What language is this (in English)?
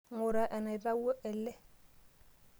Masai